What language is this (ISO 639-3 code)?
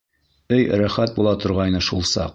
bak